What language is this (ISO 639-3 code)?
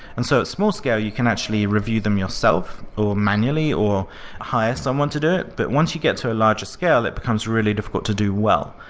eng